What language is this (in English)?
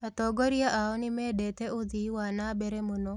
Kikuyu